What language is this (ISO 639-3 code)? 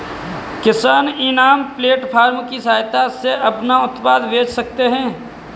hin